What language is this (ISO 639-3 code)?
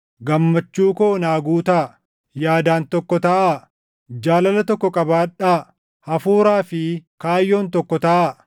orm